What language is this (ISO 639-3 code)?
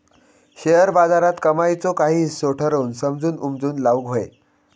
mar